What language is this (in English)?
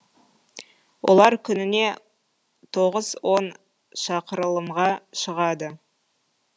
Kazakh